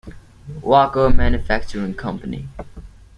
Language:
English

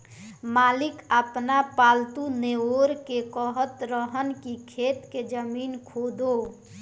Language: Bhojpuri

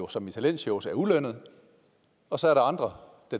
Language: Danish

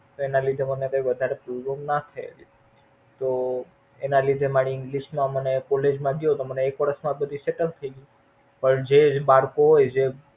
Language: Gujarati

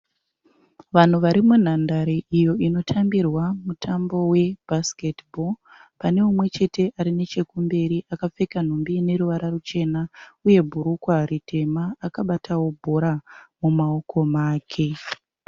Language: Shona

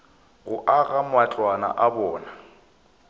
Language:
Northern Sotho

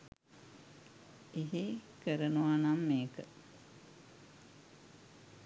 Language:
Sinhala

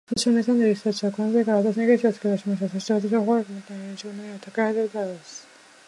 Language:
Japanese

